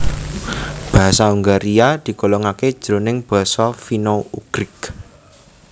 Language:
Javanese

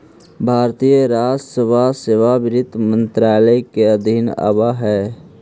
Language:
Magahi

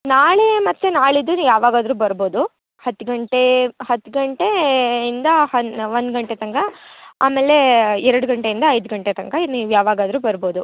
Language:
Kannada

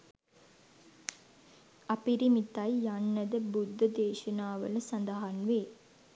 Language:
Sinhala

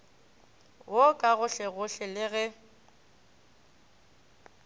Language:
Northern Sotho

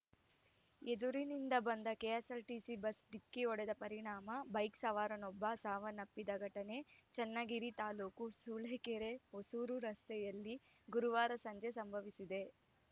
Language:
Kannada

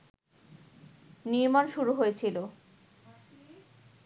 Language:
Bangla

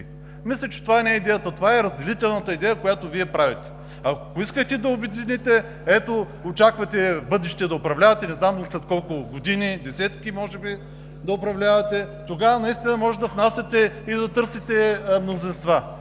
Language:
Bulgarian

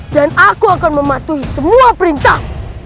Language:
Indonesian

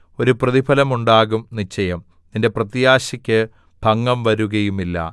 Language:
Malayalam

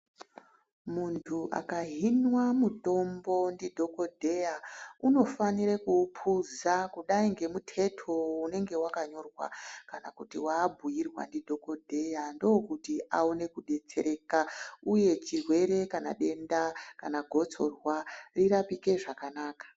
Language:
Ndau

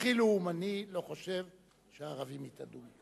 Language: Hebrew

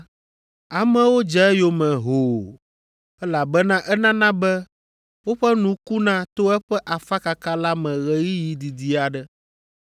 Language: Ewe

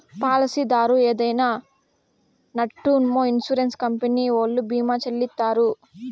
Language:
Telugu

